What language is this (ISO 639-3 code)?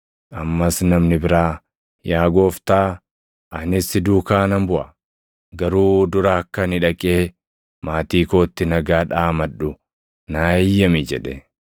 orm